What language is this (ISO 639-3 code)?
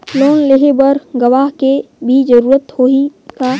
hne